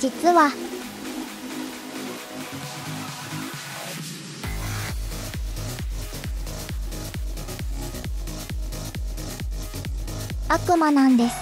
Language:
Japanese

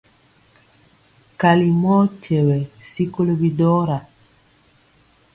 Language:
Mpiemo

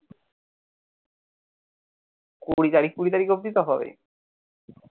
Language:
Bangla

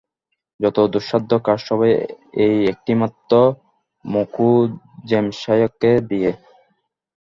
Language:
Bangla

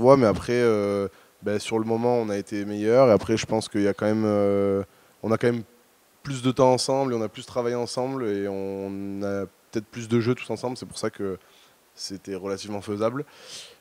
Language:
French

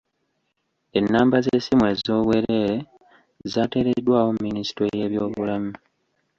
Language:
Ganda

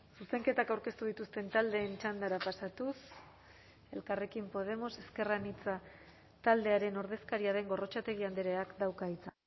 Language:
Basque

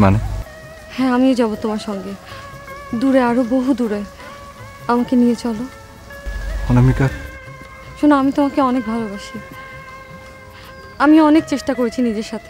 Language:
Romanian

